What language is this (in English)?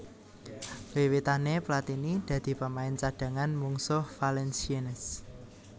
Javanese